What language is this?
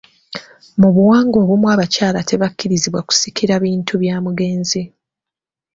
Ganda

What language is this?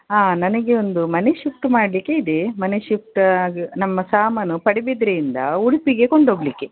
Kannada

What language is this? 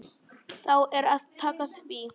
Icelandic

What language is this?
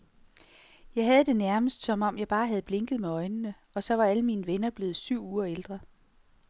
Danish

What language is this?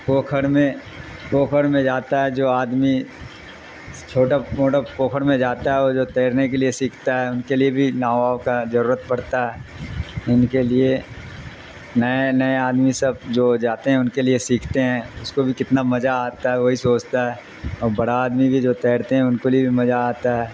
Urdu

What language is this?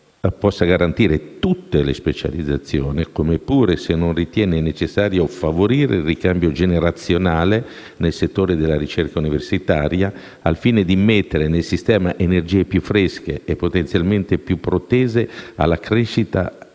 Italian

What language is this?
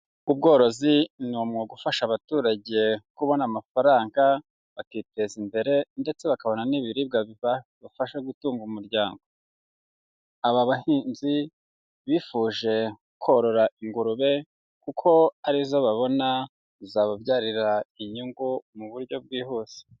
Kinyarwanda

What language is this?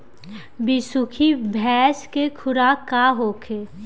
Bhojpuri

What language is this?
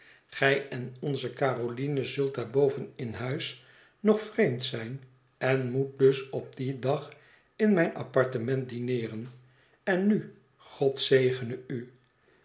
Dutch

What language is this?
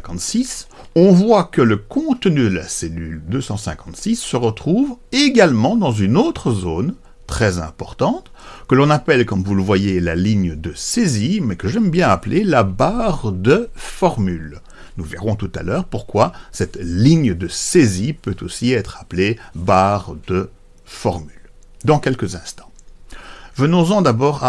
French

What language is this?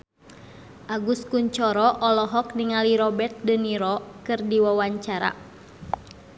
Sundanese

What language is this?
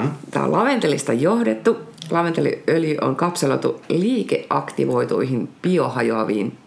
Finnish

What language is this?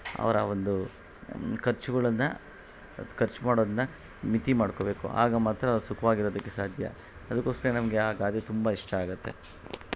Kannada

